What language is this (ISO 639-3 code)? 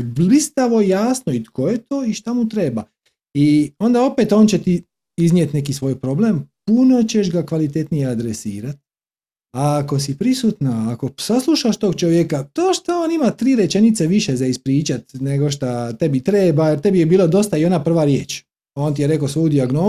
hrv